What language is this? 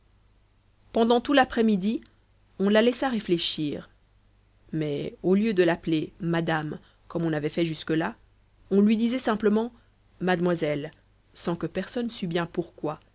French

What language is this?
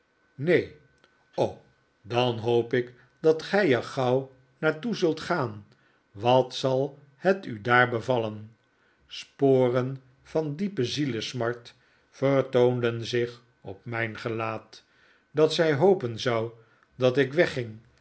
Dutch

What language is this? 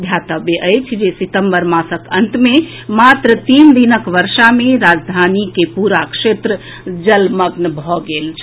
Maithili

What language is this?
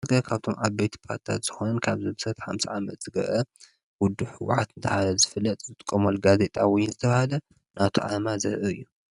Tigrinya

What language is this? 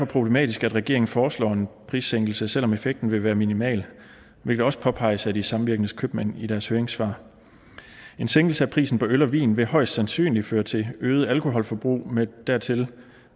Danish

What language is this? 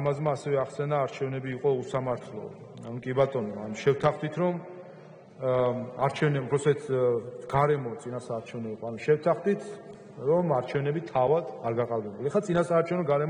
Romanian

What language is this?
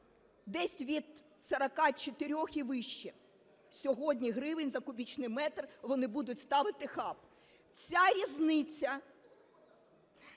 Ukrainian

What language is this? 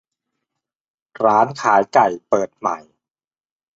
Thai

